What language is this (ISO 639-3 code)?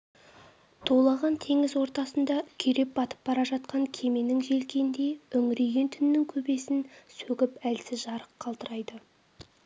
kaz